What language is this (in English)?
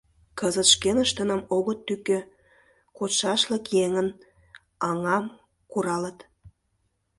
Mari